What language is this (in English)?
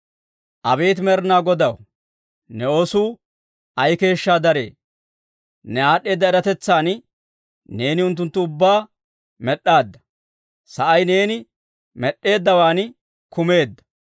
Dawro